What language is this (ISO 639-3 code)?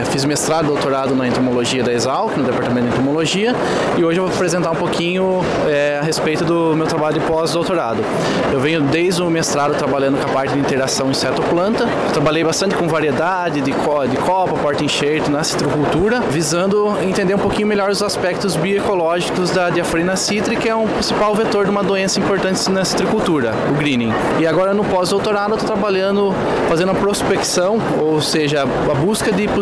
por